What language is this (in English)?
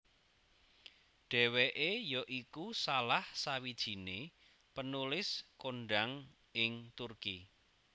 Javanese